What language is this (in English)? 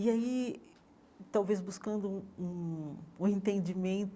Portuguese